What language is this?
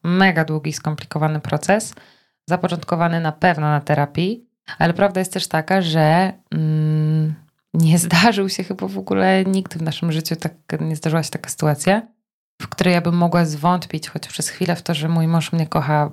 Polish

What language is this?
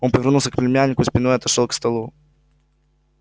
Russian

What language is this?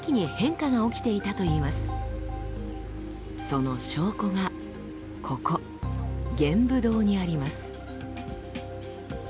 Japanese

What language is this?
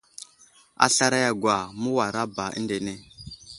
Wuzlam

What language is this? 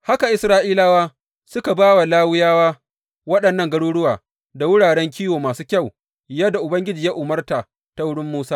Hausa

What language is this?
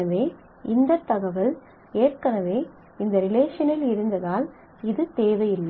Tamil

